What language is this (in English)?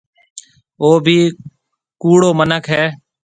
Marwari (Pakistan)